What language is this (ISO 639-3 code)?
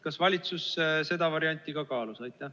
est